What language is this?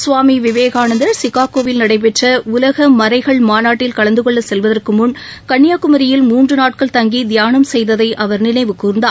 Tamil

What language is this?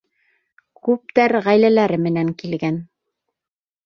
Bashkir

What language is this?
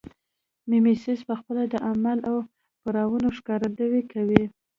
Pashto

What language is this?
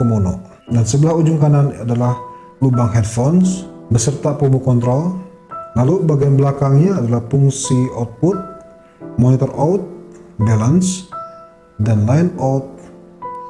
Indonesian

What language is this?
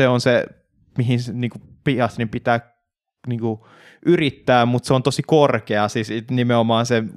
Finnish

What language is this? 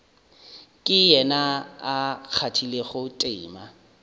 Northern Sotho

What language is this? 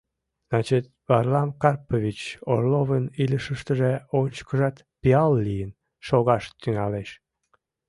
Mari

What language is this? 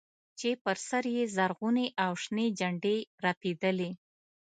Pashto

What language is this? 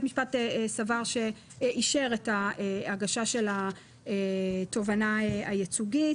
Hebrew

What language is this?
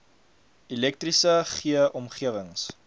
Afrikaans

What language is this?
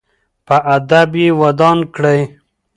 Pashto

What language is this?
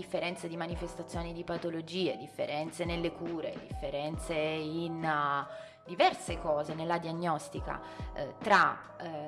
Italian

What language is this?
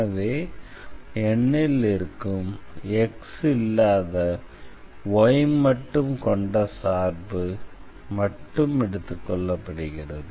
Tamil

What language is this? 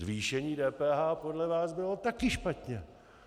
Czech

